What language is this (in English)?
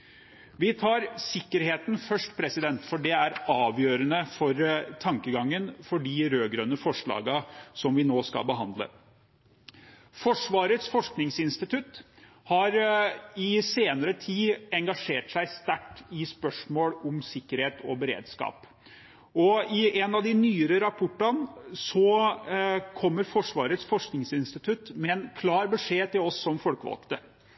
Norwegian Bokmål